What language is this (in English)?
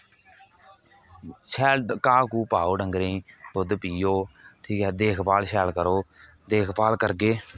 Dogri